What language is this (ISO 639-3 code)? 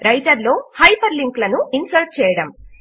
tel